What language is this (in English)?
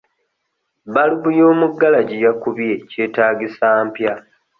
Ganda